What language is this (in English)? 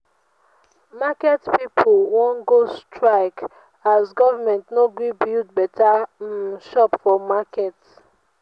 Nigerian Pidgin